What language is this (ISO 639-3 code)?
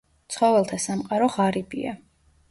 kat